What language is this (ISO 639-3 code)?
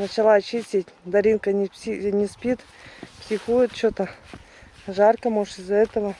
rus